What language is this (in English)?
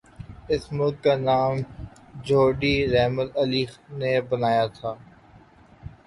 Urdu